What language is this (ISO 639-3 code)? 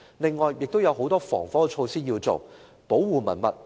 yue